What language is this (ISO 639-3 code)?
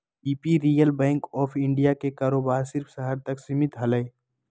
mag